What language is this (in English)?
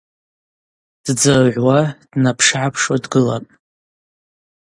Abaza